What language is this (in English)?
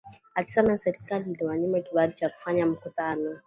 Swahili